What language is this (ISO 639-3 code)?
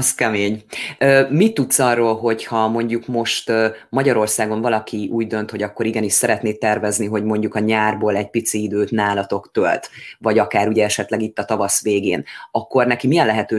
hun